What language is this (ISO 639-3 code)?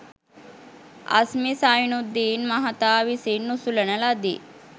sin